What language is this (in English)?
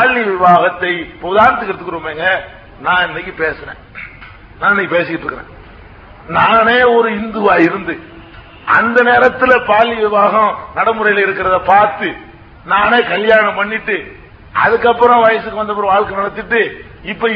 Tamil